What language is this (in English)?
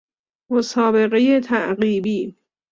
Persian